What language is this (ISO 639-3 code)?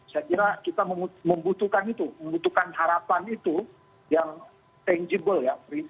ind